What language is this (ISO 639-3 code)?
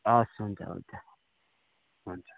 nep